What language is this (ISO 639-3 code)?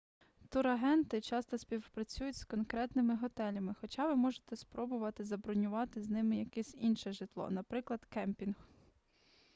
ukr